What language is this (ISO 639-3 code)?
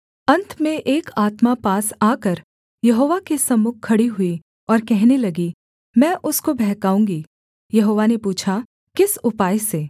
hin